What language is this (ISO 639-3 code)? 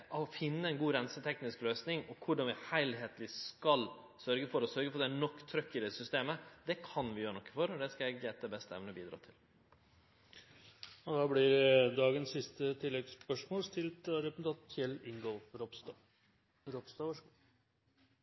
nno